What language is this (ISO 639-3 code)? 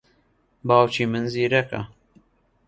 ckb